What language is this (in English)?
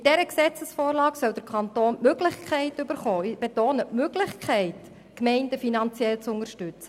Swiss German